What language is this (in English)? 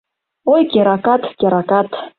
Mari